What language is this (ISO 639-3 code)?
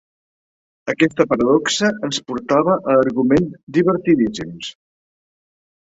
cat